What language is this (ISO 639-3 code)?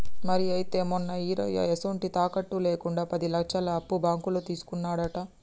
tel